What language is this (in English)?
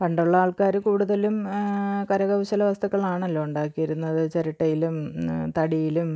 Malayalam